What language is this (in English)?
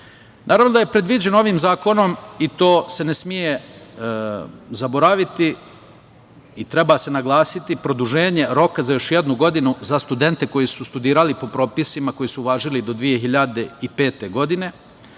Serbian